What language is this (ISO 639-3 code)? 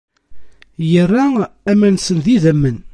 kab